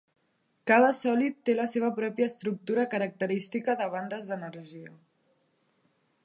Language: Catalan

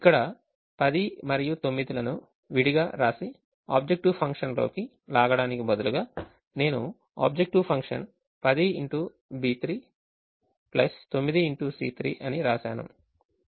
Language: Telugu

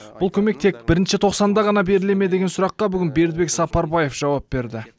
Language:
Kazakh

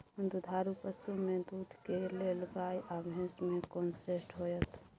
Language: Maithili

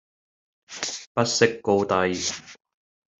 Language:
Cantonese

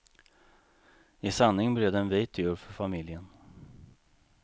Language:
Swedish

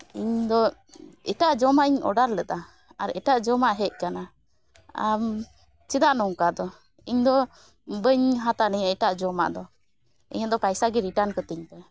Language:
Santali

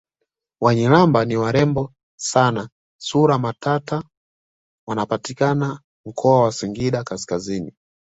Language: Swahili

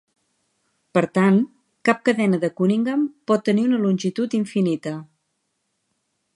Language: Catalan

